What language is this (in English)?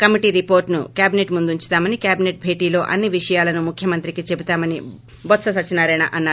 Telugu